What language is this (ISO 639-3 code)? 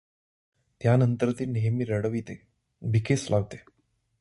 mar